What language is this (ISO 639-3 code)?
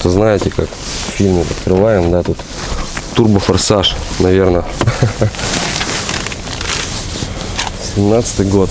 rus